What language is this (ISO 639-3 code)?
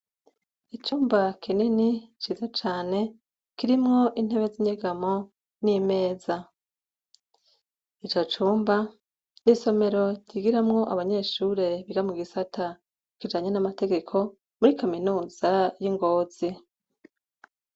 run